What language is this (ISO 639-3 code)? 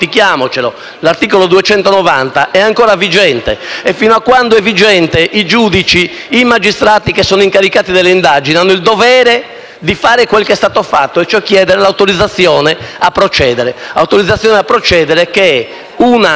ita